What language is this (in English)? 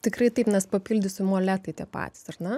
Lithuanian